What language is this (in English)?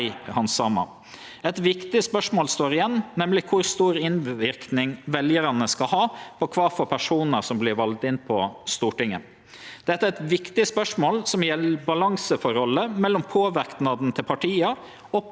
Norwegian